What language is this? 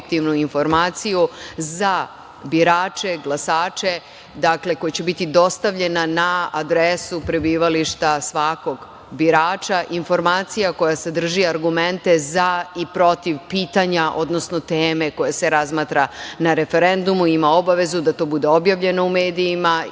Serbian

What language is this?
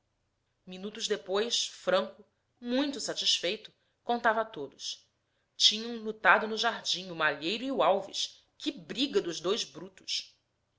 Portuguese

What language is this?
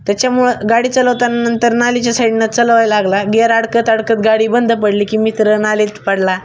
Marathi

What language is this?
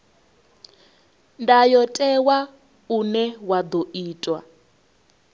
Venda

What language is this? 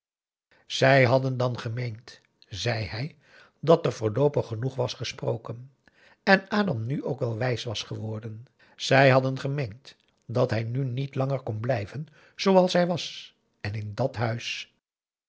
Dutch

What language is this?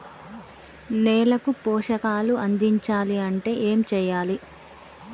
Telugu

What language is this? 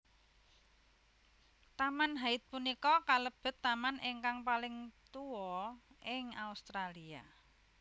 Javanese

